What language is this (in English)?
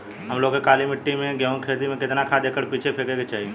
Bhojpuri